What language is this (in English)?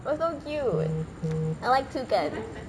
English